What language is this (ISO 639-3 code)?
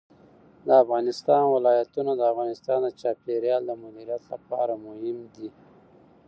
pus